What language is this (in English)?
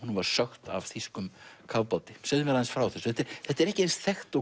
Icelandic